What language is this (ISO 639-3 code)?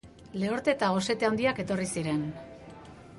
eus